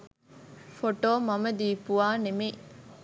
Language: Sinhala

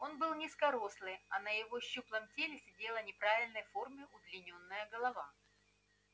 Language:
Russian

